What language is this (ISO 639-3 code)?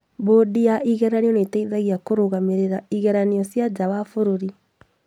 kik